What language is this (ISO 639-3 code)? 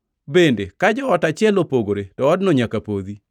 luo